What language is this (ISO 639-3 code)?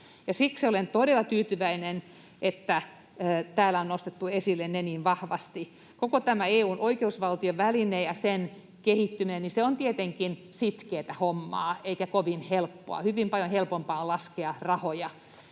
fin